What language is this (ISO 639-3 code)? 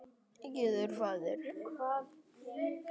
isl